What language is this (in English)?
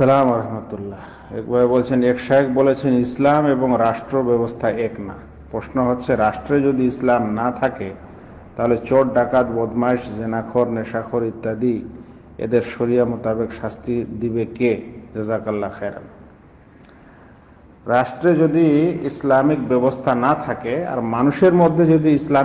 Arabic